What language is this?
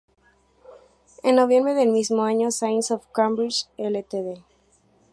Spanish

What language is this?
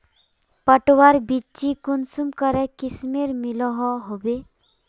Magahi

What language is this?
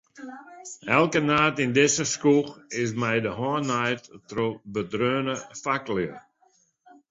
Western Frisian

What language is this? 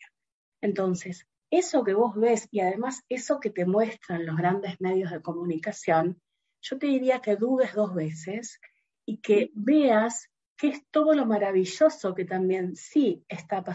Spanish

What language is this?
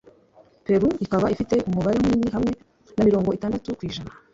Kinyarwanda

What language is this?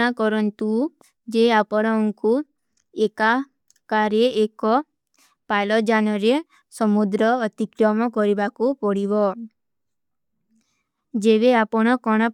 Kui (India)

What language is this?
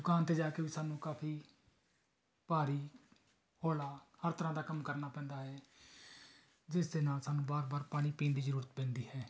Punjabi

